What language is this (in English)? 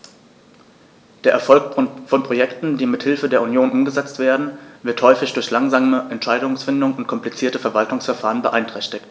German